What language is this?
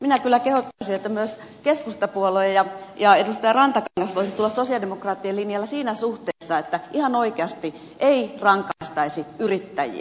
Finnish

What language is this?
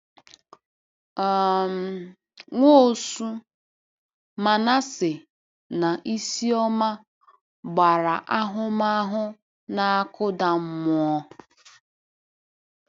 Igbo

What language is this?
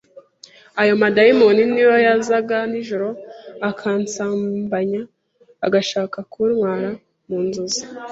Kinyarwanda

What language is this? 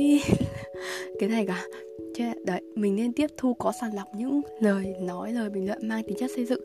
Vietnamese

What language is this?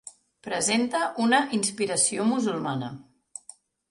Catalan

